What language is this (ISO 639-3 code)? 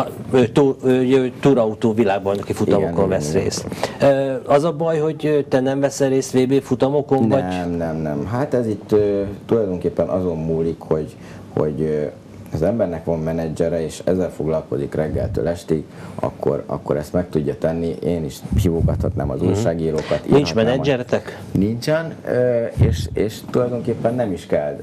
hun